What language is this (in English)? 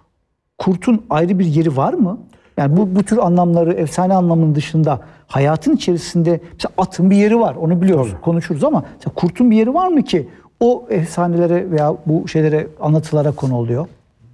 Turkish